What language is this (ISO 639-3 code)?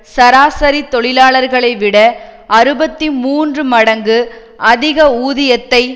tam